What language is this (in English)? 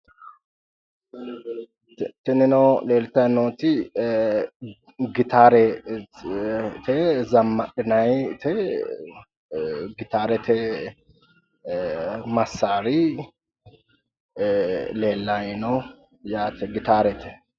Sidamo